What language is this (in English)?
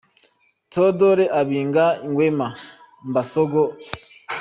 Kinyarwanda